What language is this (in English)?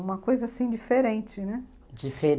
Portuguese